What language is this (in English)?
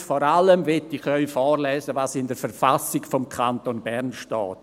Swiss German